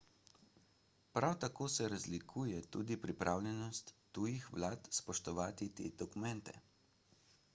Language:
Slovenian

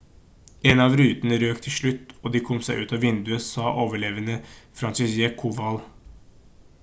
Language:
Norwegian Bokmål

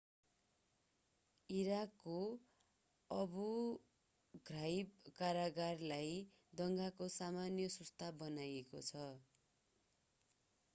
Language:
Nepali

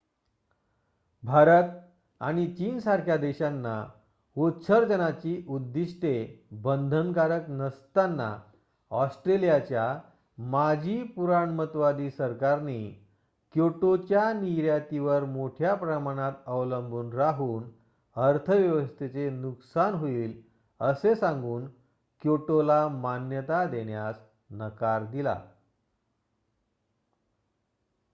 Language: Marathi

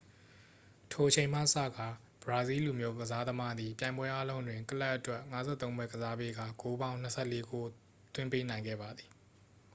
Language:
Burmese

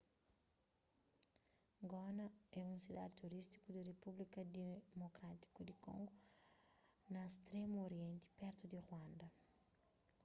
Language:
Kabuverdianu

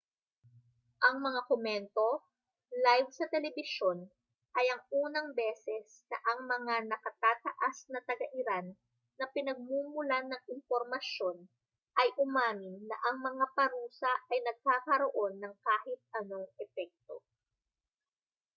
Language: Filipino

